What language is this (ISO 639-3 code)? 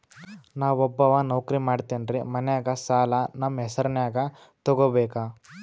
kan